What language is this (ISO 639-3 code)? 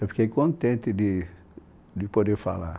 por